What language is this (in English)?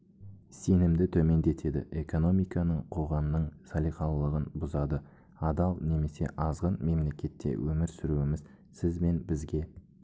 Kazakh